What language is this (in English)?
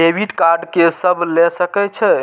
Maithili